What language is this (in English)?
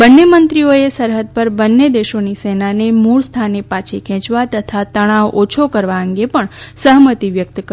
Gujarati